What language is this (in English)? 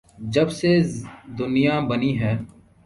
Urdu